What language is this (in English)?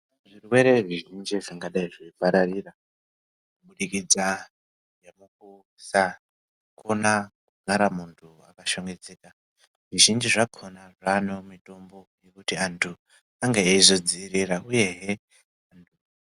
Ndau